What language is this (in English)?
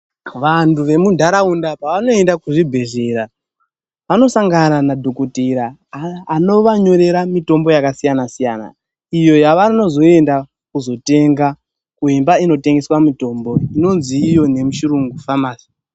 Ndau